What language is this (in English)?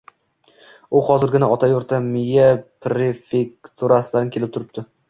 Uzbek